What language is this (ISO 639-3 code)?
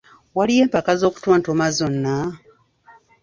lug